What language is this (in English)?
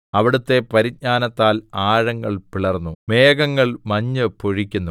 Malayalam